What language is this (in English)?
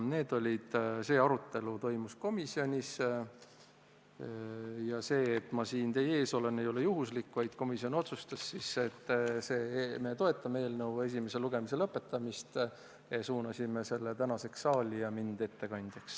Estonian